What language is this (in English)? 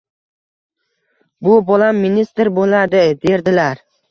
Uzbek